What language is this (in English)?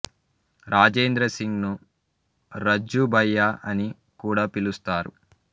Telugu